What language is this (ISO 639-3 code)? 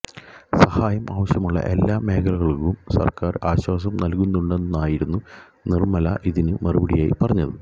mal